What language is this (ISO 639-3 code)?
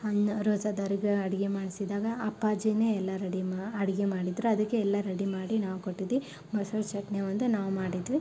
kan